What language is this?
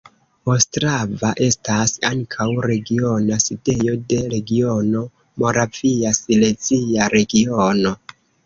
Esperanto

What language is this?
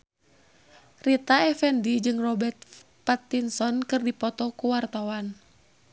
Sundanese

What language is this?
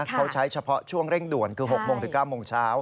Thai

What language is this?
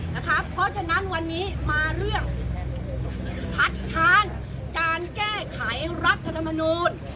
Thai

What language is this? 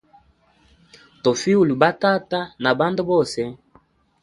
Hemba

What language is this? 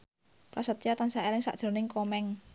Javanese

